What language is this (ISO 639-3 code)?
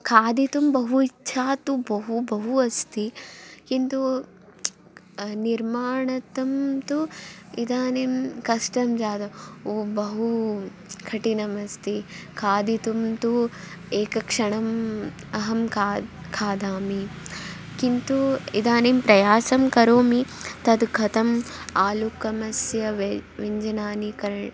san